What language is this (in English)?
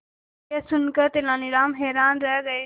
Hindi